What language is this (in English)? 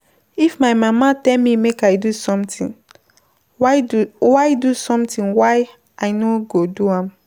Nigerian Pidgin